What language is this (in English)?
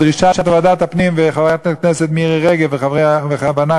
Hebrew